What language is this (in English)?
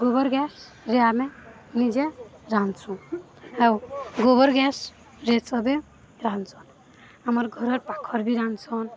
Odia